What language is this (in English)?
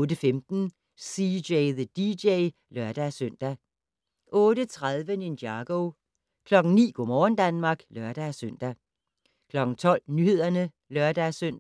Danish